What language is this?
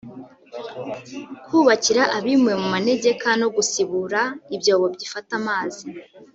Kinyarwanda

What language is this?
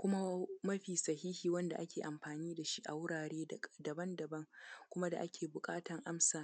Hausa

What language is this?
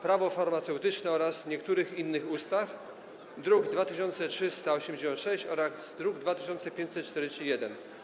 Polish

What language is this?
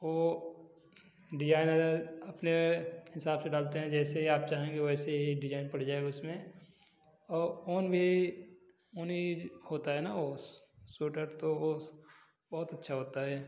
Hindi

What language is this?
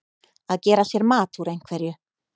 Icelandic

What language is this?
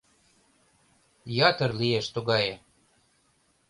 Mari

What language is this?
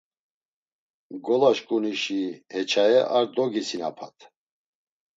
Laz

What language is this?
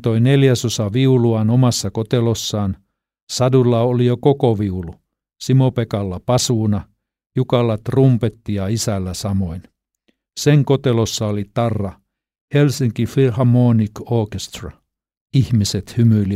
Finnish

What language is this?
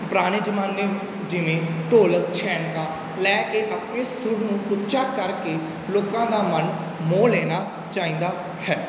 Punjabi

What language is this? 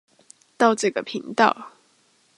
Chinese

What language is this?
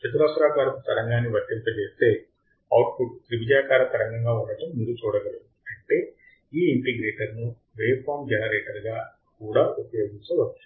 Telugu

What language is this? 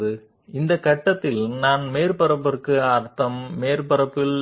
Telugu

